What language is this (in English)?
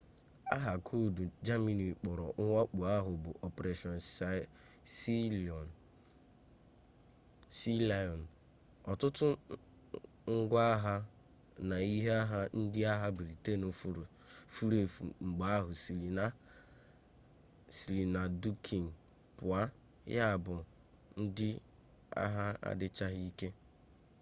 Igbo